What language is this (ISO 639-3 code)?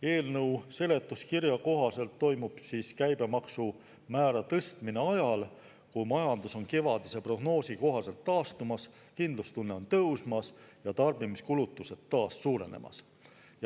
est